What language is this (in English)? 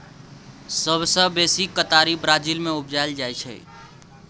Maithili